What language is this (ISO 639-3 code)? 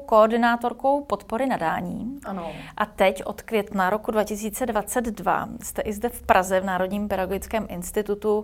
ces